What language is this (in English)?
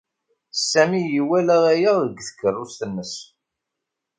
Kabyle